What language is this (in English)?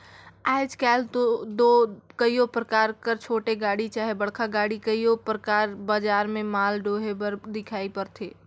Chhattisgarhi